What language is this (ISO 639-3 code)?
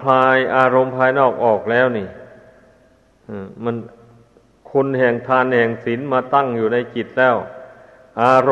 tha